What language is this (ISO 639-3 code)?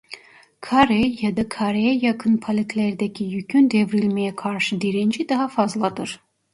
tur